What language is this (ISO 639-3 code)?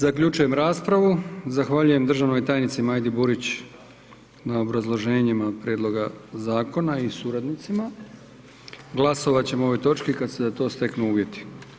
hrv